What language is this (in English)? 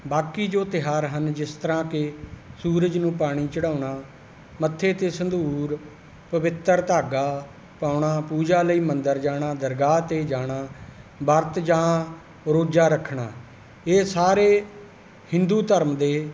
Punjabi